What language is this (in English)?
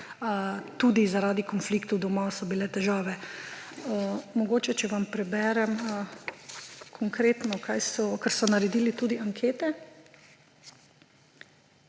Slovenian